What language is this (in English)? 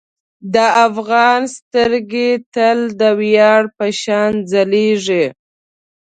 Pashto